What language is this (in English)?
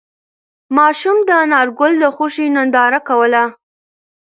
Pashto